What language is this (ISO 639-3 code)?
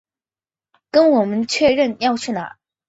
zho